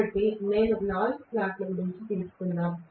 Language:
Telugu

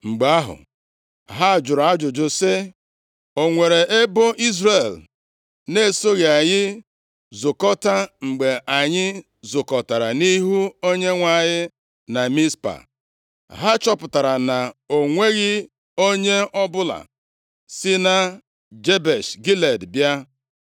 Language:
Igbo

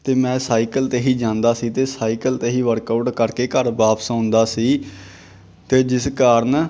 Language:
Punjabi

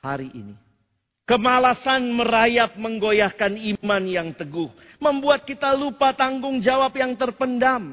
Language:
Indonesian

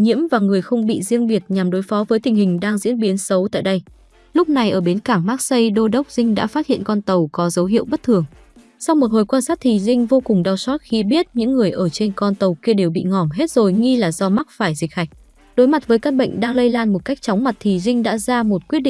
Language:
Vietnamese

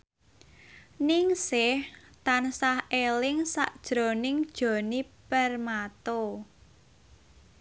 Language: Javanese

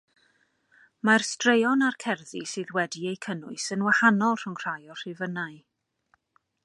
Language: Welsh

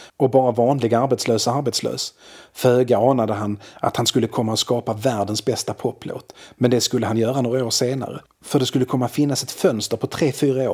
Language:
Swedish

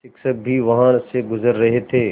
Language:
Hindi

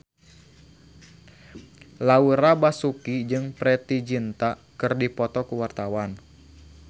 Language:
Sundanese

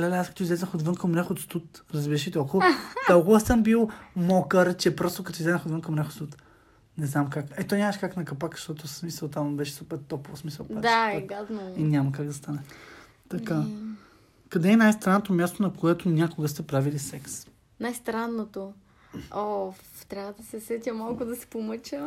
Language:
Bulgarian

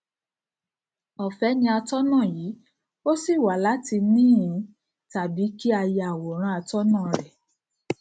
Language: Yoruba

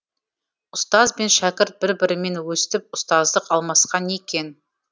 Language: Kazakh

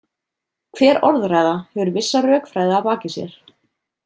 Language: Icelandic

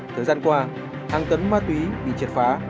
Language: Vietnamese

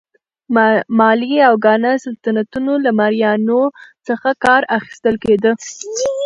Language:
Pashto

